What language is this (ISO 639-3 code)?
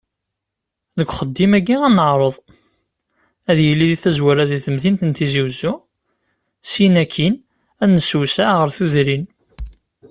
kab